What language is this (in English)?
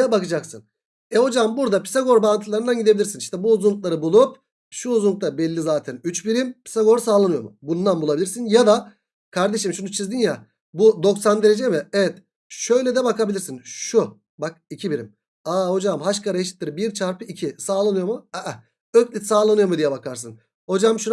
Turkish